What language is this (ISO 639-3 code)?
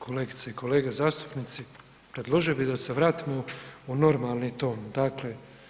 hrv